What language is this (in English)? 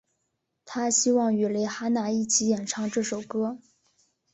Chinese